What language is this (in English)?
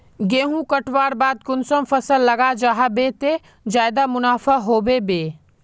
Magahi